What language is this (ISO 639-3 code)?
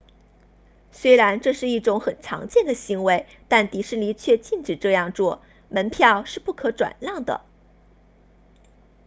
zho